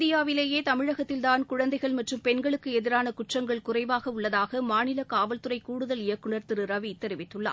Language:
Tamil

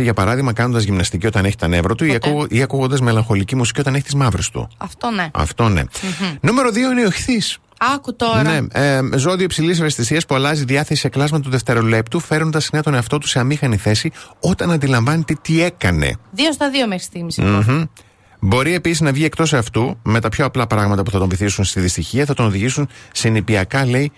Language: Greek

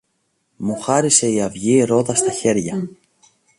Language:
Greek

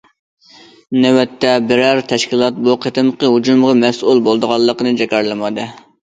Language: Uyghur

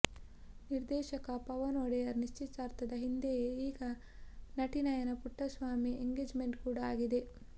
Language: Kannada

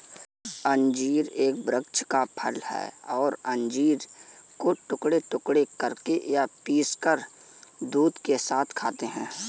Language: Hindi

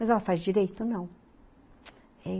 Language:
Portuguese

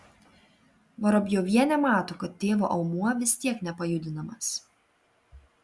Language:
Lithuanian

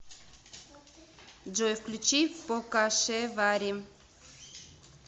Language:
Russian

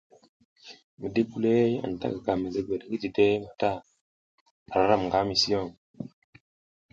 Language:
South Giziga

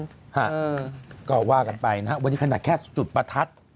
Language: Thai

